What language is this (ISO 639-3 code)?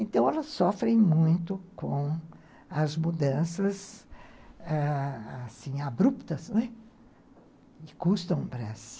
por